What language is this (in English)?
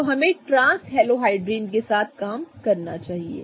Hindi